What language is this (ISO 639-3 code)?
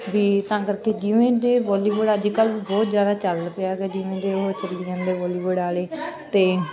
pan